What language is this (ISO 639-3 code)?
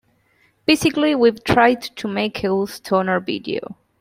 eng